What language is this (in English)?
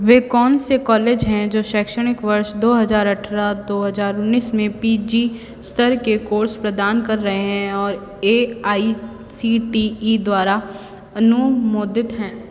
Hindi